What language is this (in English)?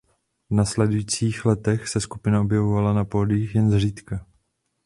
Czech